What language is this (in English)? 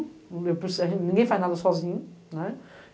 Portuguese